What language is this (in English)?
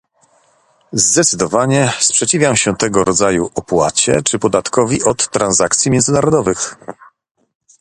Polish